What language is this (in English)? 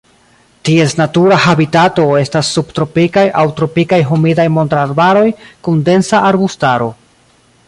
Esperanto